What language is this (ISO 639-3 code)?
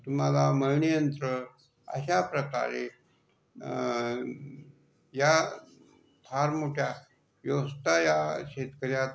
mar